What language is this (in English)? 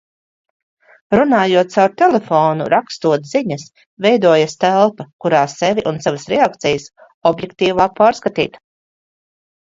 Latvian